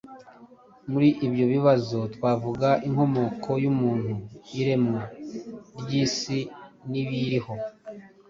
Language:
Kinyarwanda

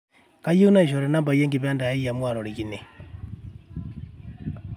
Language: Masai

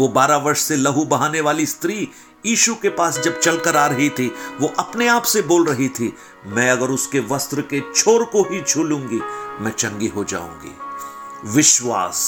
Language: Hindi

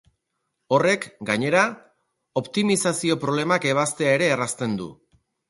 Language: Basque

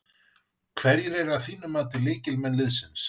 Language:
Icelandic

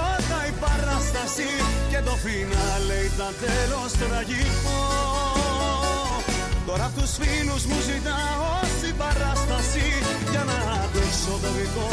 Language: Greek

